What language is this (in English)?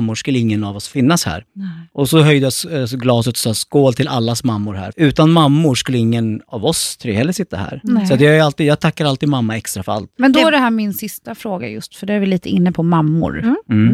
Swedish